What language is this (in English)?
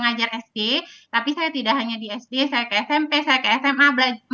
Indonesian